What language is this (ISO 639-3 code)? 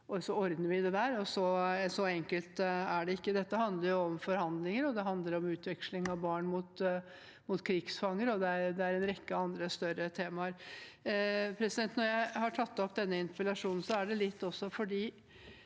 nor